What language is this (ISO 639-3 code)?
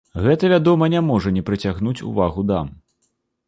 bel